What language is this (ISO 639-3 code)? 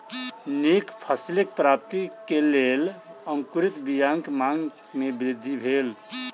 mai